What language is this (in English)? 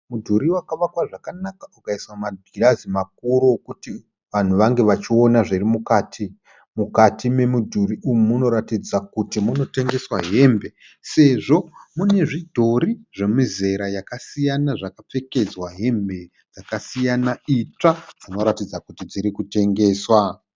Shona